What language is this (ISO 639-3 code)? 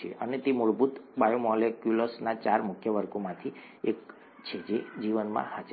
guj